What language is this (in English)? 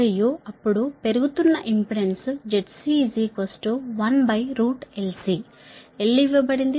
Telugu